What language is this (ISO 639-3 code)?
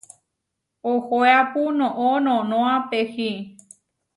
var